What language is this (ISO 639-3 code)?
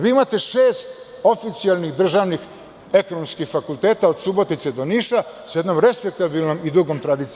srp